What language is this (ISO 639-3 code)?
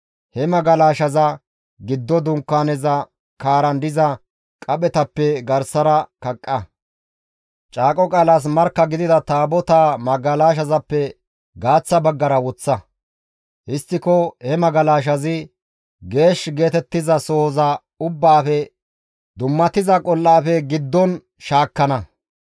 gmv